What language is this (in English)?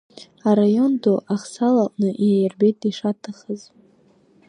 Abkhazian